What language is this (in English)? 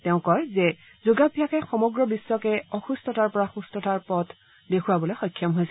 Assamese